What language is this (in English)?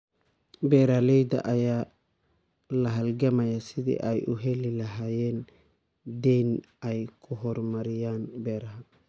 Somali